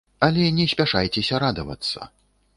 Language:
Belarusian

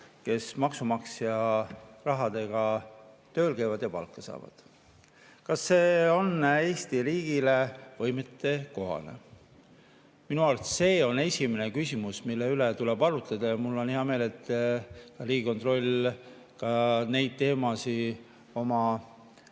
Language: Estonian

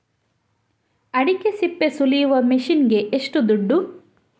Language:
Kannada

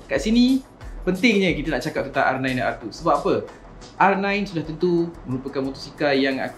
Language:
Malay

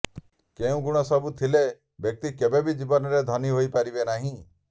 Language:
Odia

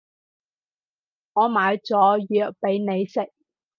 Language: Cantonese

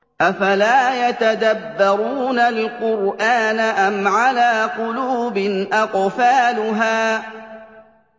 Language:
Arabic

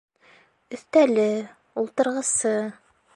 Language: Bashkir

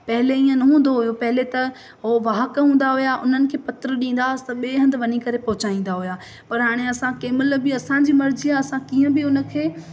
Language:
Sindhi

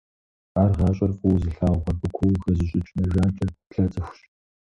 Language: Kabardian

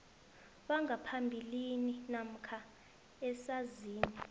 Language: South Ndebele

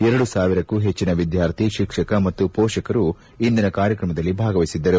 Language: Kannada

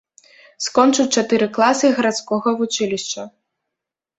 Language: Belarusian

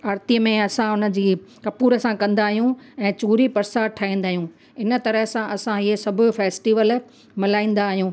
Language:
Sindhi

